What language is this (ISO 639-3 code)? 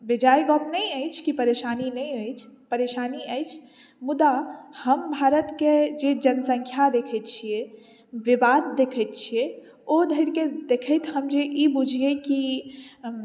mai